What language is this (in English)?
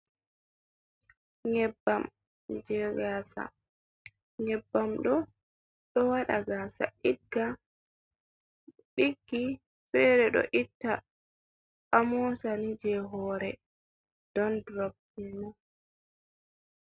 Fula